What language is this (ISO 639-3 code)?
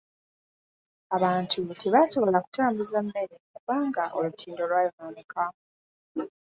lug